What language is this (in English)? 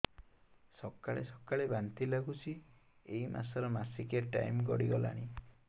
Odia